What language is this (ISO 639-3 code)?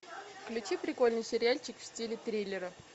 rus